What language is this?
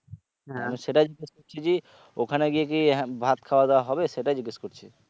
Bangla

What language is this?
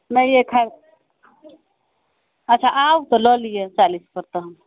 Maithili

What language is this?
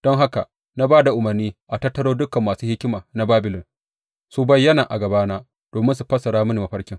Hausa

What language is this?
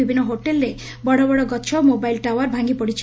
Odia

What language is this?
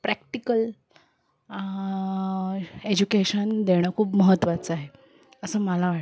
Marathi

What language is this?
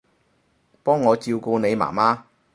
Cantonese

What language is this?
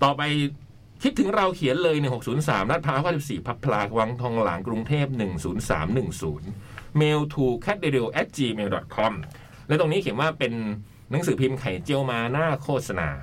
Thai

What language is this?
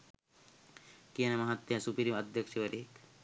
Sinhala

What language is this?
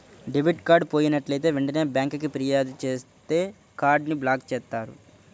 Telugu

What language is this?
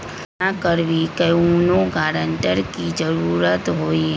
Magahi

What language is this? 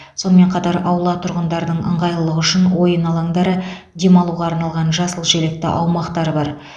Kazakh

